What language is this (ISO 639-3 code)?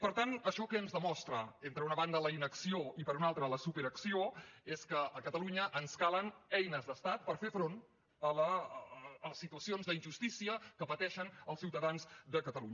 cat